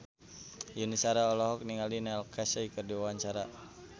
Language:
Sundanese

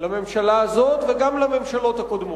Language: Hebrew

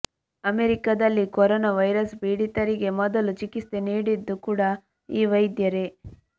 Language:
Kannada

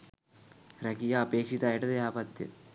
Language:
Sinhala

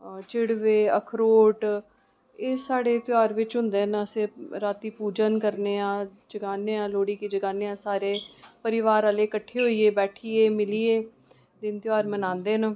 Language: Dogri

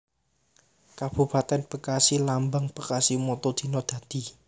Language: Javanese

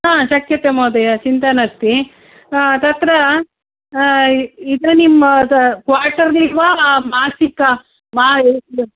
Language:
Sanskrit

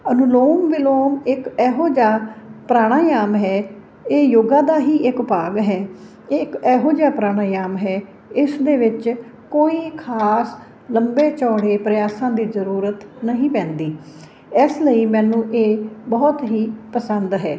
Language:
Punjabi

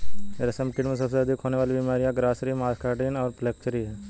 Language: Hindi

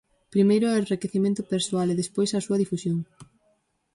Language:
Galician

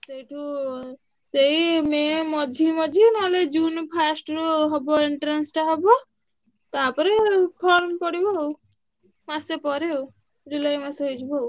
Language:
Odia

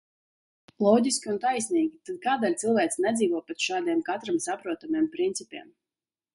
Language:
Latvian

